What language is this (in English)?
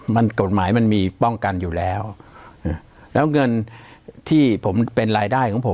Thai